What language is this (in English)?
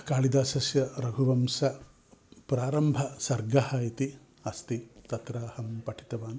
Sanskrit